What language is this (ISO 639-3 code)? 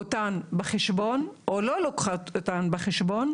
heb